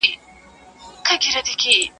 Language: Pashto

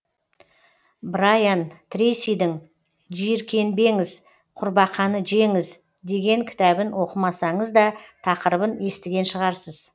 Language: Kazakh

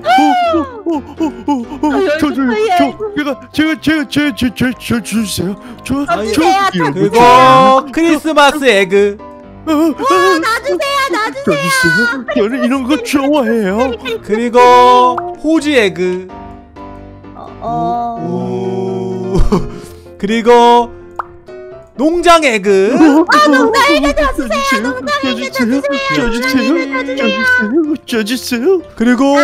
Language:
Korean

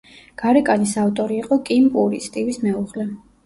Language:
Georgian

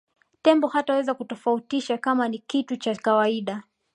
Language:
Swahili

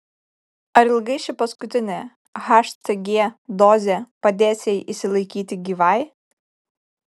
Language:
Lithuanian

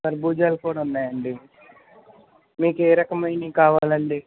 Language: Telugu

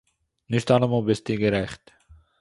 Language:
Yiddish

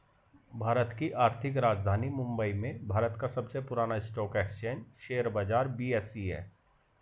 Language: Hindi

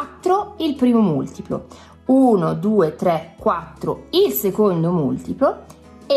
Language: Italian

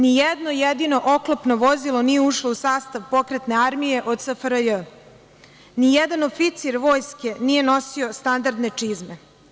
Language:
Serbian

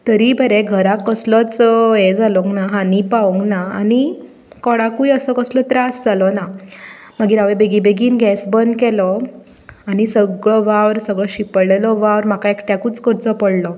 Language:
Konkani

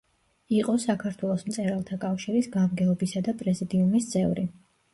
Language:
Georgian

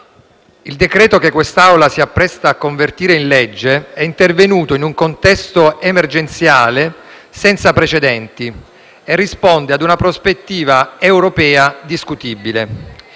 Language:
Italian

